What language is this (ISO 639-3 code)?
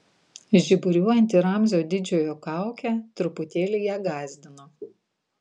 lit